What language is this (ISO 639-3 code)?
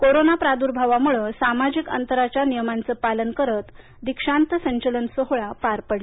mar